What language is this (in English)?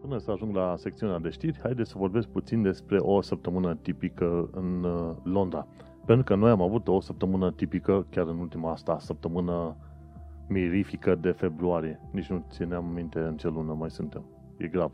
Romanian